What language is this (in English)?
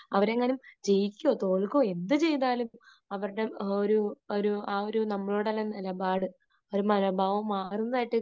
Malayalam